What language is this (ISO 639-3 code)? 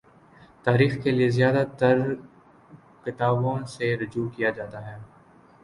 urd